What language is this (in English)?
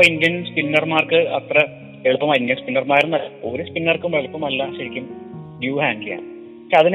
Malayalam